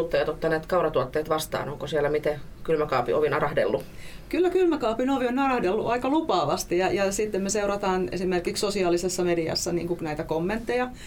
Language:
Finnish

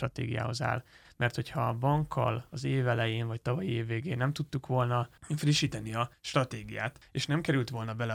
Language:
Hungarian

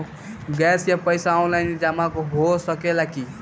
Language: Bhojpuri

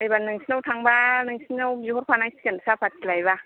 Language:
Bodo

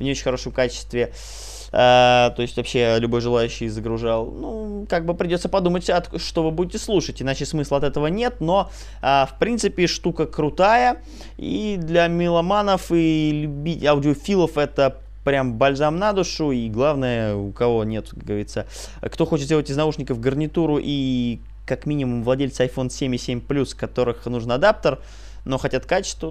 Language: Russian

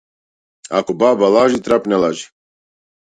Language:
Macedonian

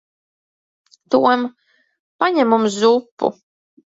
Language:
Latvian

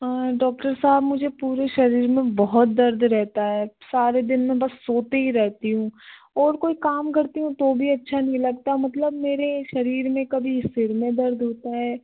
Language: Hindi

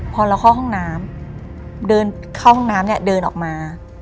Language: Thai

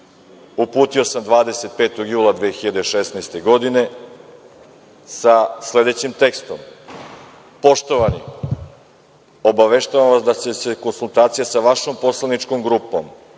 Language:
Serbian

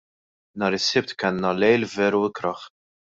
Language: Maltese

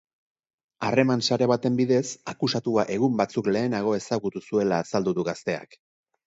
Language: Basque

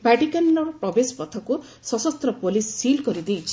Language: Odia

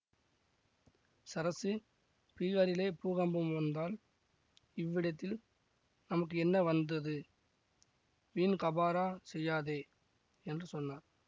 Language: Tamil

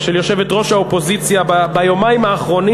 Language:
Hebrew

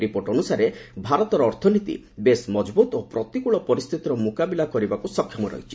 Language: Odia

